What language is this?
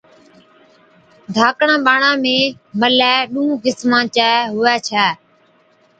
Od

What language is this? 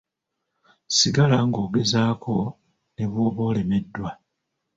Ganda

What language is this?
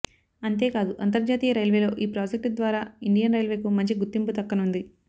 Telugu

